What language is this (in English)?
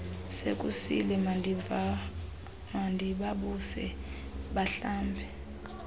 Xhosa